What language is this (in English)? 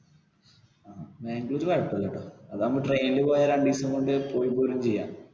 Malayalam